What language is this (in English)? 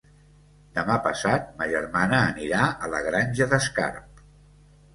Catalan